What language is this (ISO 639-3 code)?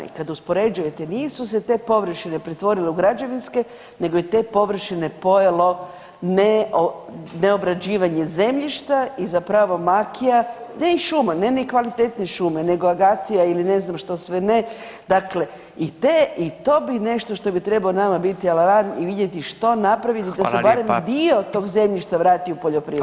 hrv